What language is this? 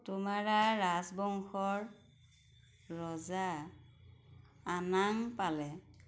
Assamese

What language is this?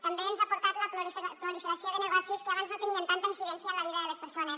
Catalan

